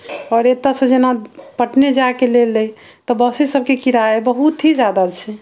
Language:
Maithili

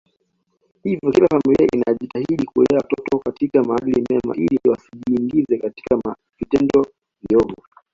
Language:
Swahili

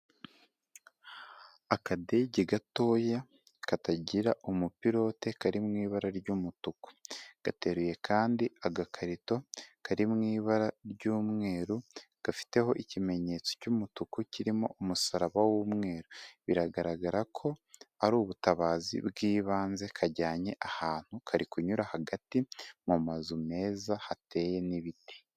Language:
Kinyarwanda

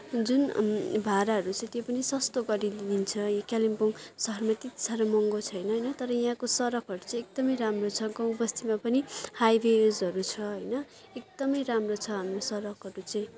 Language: Nepali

